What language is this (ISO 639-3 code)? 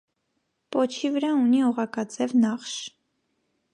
hye